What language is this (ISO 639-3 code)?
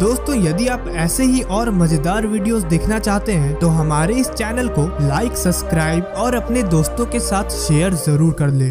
hin